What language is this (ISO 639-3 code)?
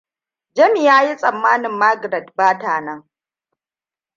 hau